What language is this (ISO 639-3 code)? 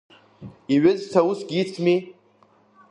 abk